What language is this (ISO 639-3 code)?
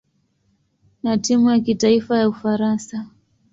swa